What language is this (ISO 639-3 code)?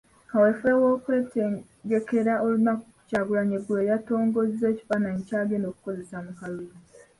lug